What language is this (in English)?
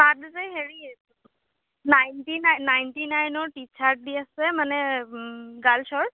Assamese